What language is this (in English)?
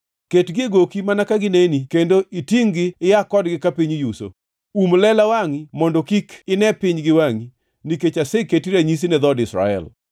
Luo (Kenya and Tanzania)